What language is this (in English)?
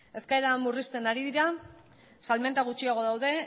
Basque